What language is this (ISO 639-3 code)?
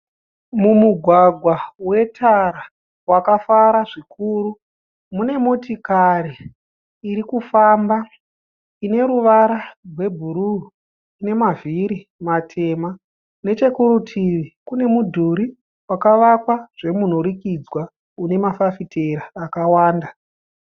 sna